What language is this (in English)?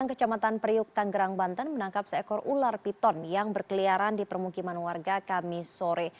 Indonesian